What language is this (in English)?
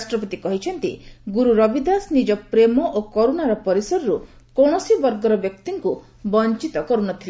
Odia